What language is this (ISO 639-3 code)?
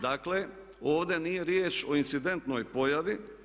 hrv